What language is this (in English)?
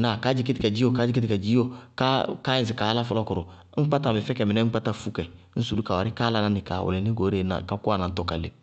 Bago-Kusuntu